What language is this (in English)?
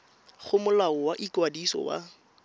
Tswana